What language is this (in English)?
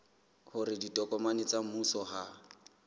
Southern Sotho